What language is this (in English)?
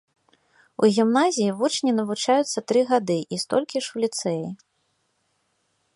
Belarusian